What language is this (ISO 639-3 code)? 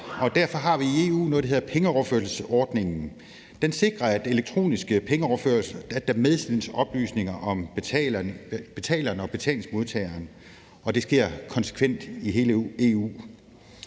dan